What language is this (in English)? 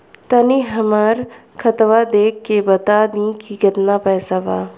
Bhojpuri